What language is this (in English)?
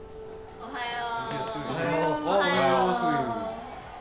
Japanese